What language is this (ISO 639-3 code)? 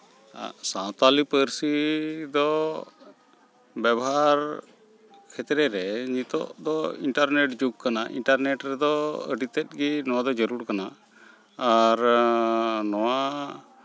sat